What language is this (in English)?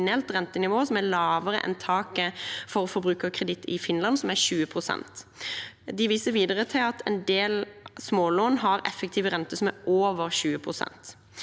Norwegian